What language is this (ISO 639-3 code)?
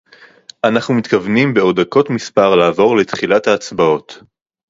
heb